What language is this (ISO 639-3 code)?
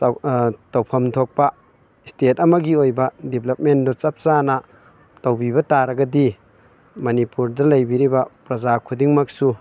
mni